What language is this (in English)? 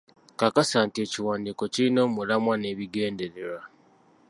Ganda